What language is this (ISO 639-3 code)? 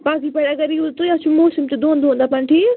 kas